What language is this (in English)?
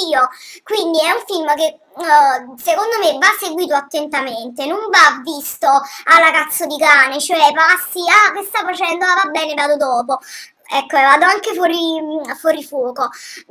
Italian